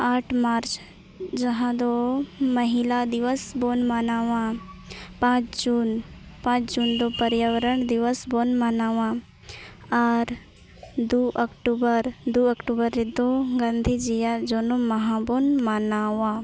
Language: Santali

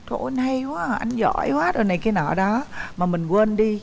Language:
Vietnamese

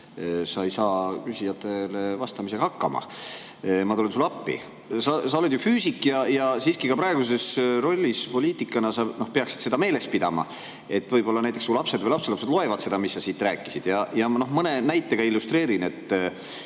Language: Estonian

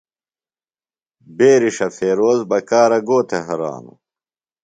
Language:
Phalura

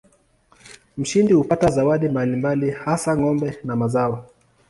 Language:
Swahili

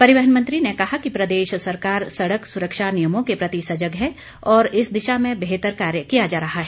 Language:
Hindi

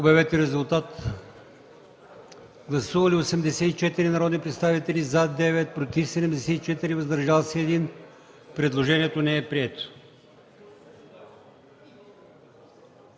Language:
Bulgarian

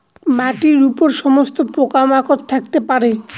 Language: Bangla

